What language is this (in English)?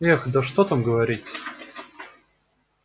Russian